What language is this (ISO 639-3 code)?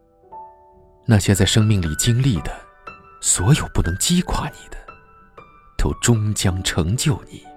zho